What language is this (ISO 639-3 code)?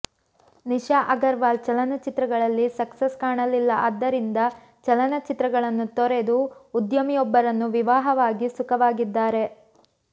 kan